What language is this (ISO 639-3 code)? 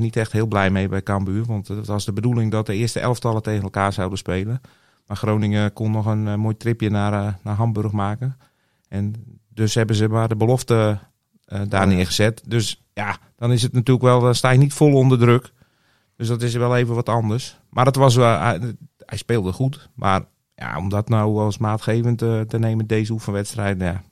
nld